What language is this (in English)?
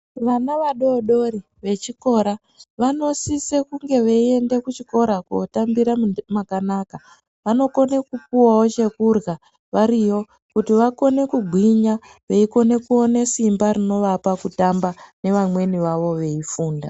Ndau